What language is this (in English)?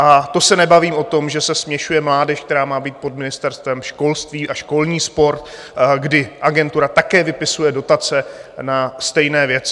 Czech